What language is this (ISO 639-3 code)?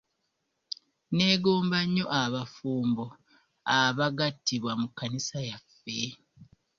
lug